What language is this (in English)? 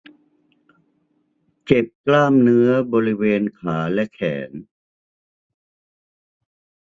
Thai